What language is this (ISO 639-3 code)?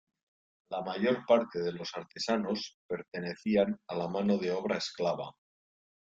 spa